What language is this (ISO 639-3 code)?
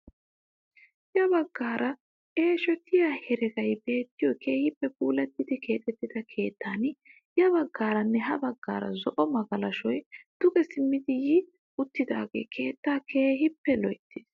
wal